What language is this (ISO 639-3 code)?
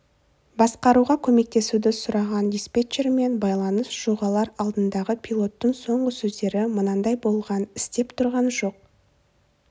kaz